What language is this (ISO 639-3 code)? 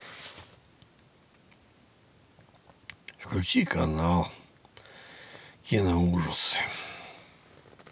rus